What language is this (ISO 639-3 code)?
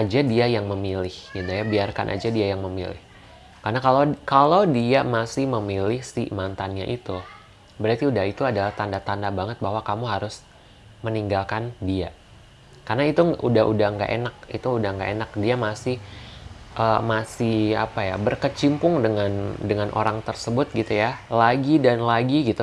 ind